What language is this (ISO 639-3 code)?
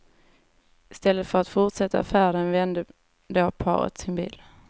swe